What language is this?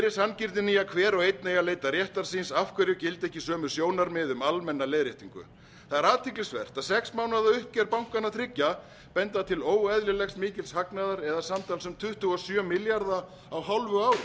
Icelandic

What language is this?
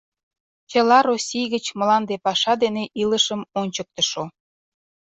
Mari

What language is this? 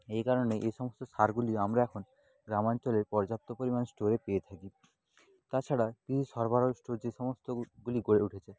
Bangla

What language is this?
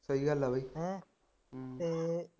Punjabi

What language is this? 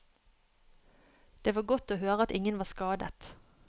Norwegian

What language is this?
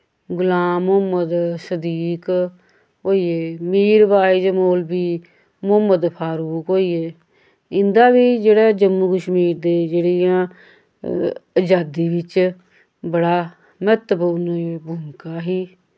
Dogri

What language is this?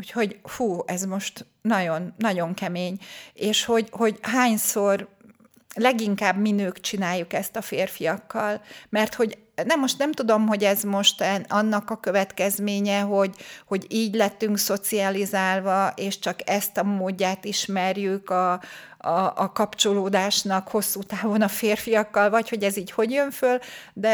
Hungarian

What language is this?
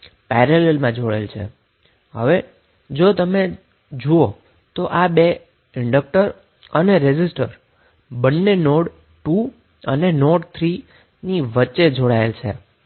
Gujarati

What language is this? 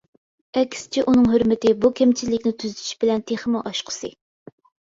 Uyghur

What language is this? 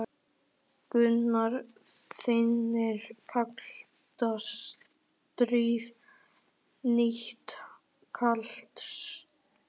Icelandic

